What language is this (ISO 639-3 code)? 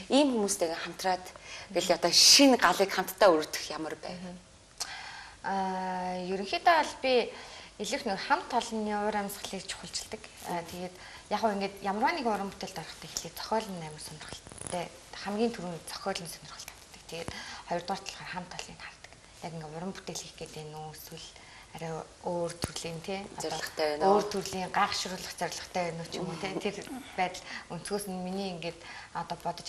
ron